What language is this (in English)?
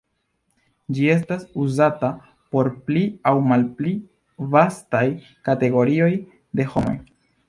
Esperanto